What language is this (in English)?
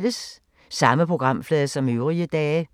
Danish